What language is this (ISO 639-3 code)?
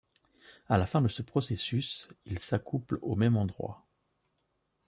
fra